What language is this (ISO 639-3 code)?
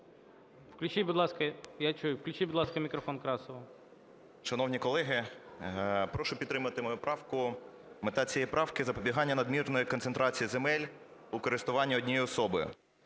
ukr